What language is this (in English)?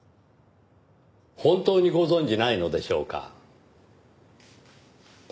Japanese